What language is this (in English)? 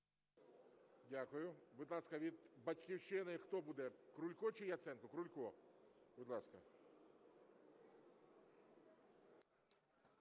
Ukrainian